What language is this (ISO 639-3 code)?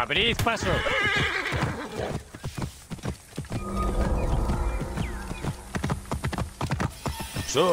spa